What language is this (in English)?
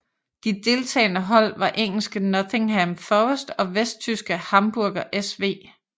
Danish